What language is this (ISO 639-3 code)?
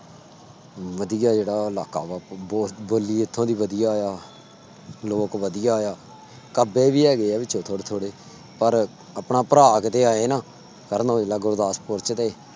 pan